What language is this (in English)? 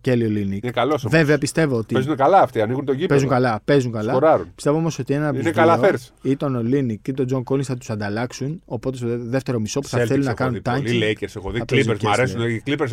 Greek